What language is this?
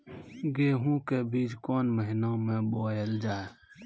Maithili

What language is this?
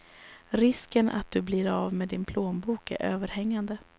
Swedish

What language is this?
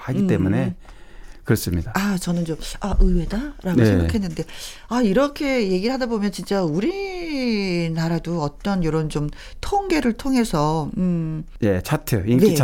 Korean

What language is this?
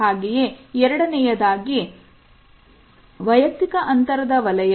Kannada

